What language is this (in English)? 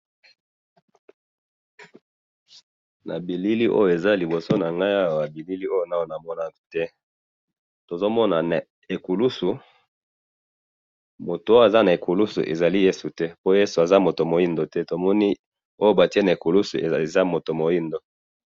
Lingala